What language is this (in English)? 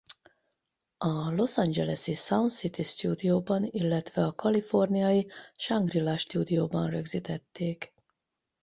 Hungarian